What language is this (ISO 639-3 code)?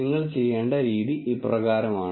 mal